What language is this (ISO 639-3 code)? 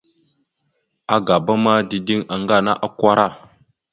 mxu